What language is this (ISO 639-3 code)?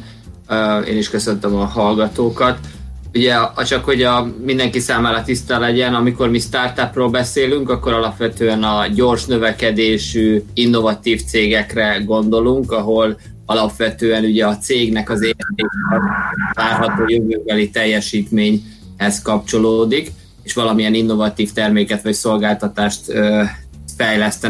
hun